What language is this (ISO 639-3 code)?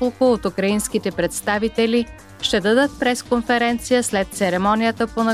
bul